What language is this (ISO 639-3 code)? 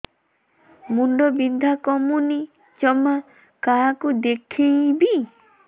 ori